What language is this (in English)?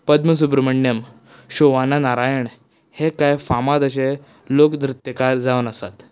Konkani